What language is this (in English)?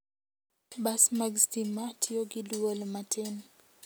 Luo (Kenya and Tanzania)